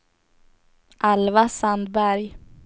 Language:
Swedish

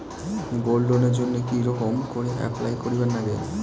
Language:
Bangla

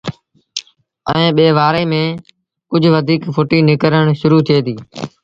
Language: Sindhi Bhil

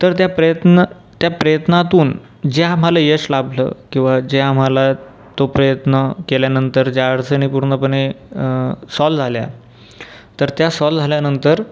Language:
Marathi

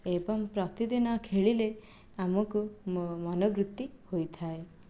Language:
Odia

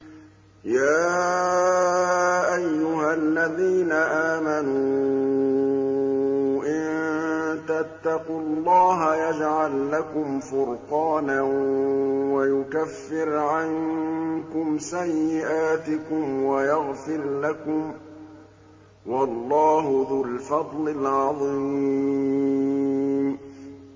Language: Arabic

